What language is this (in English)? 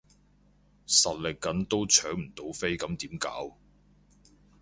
Cantonese